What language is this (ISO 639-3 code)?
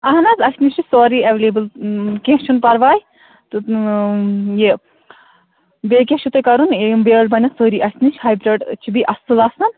kas